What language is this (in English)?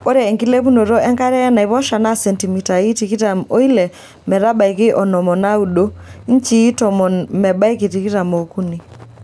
Masai